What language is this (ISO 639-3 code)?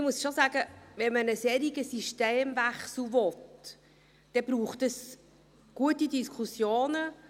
gsw